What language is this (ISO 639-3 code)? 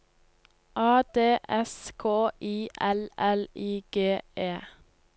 nor